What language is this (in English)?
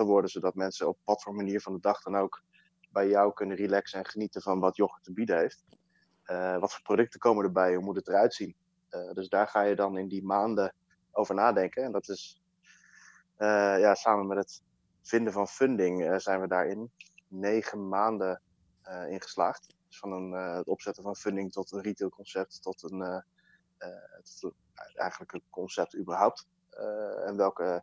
Dutch